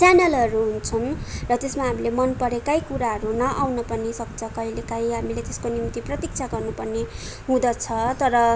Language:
Nepali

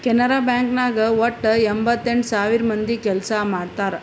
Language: Kannada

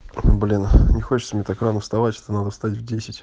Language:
Russian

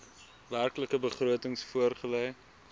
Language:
Afrikaans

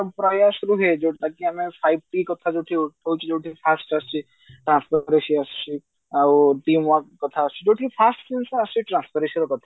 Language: Odia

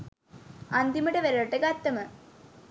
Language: Sinhala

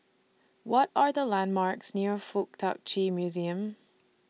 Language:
English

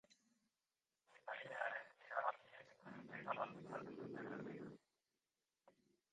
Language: Basque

